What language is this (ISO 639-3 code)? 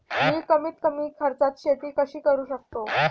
mar